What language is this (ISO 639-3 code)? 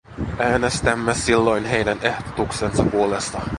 fin